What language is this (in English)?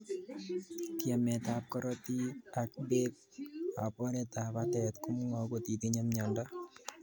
Kalenjin